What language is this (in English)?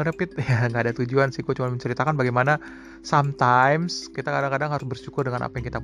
Indonesian